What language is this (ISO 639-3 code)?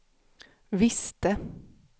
swe